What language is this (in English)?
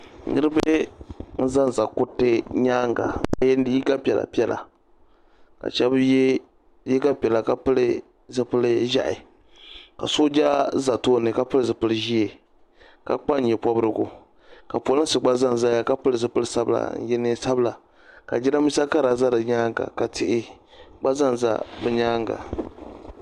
Dagbani